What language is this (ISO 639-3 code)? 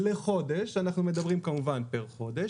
heb